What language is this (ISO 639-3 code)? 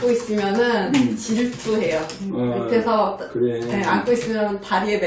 kor